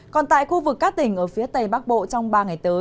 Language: Vietnamese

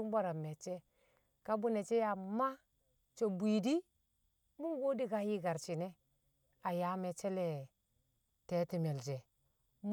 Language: Kamo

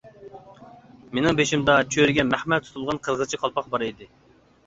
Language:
Uyghur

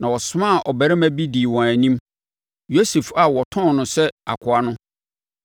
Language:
Akan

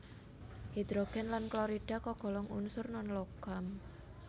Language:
Javanese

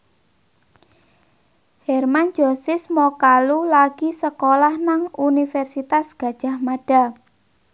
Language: Javanese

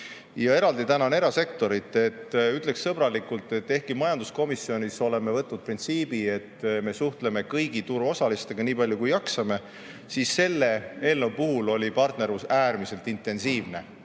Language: Estonian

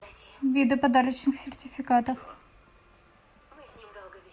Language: Russian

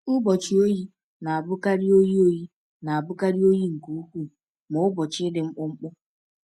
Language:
Igbo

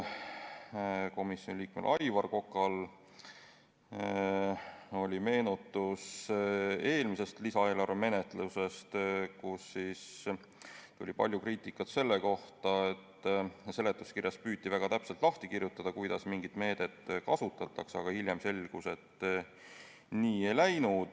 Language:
Estonian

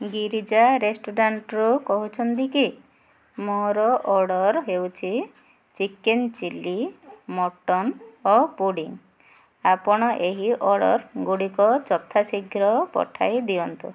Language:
Odia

